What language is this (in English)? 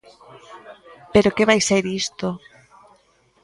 Galician